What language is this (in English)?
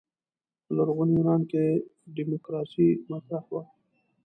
Pashto